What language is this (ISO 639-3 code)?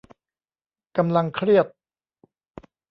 tha